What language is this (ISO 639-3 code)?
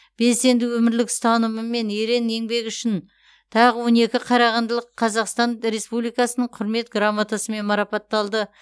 kaz